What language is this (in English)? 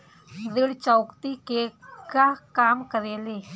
Bhojpuri